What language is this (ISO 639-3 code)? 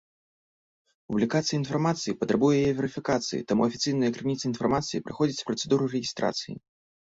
bel